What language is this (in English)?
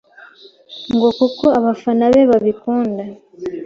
Kinyarwanda